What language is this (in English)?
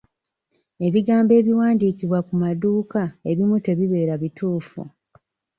Ganda